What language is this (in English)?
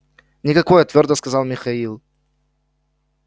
Russian